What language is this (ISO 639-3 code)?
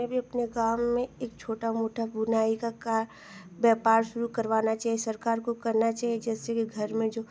hin